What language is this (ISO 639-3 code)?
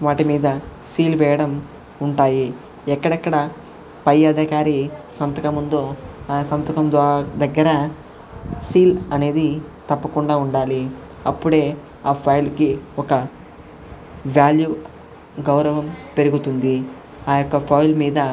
tel